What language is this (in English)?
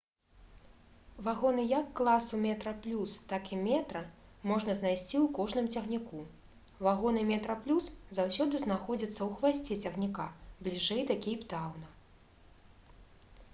Belarusian